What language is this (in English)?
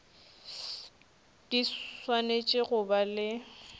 Northern Sotho